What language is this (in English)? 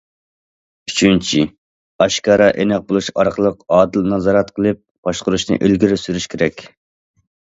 Uyghur